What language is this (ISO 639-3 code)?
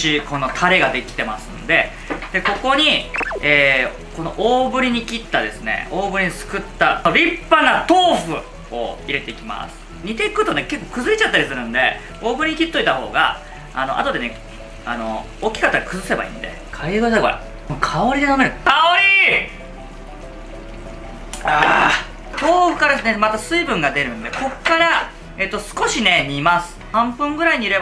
jpn